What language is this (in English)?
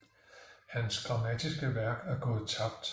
Danish